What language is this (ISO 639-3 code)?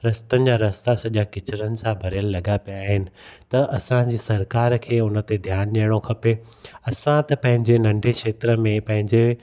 snd